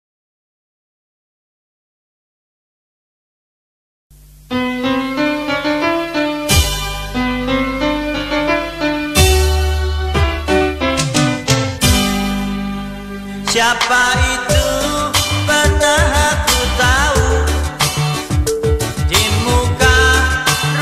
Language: Indonesian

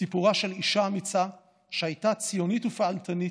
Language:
Hebrew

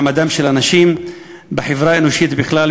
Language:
Hebrew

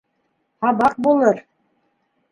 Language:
Bashkir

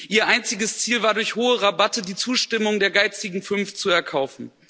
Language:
German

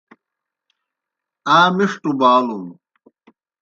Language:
Kohistani Shina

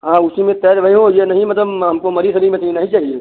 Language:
Hindi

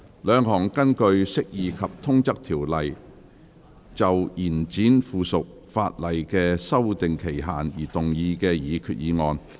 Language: Cantonese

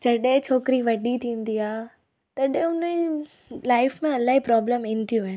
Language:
Sindhi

